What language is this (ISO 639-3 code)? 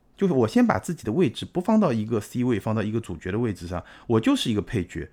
zho